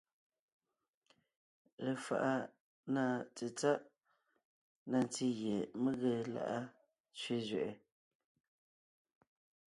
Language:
Ngiemboon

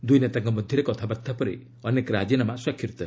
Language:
Odia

